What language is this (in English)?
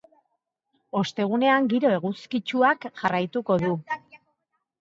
Basque